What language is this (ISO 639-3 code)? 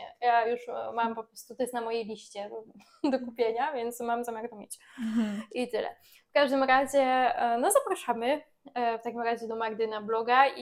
pol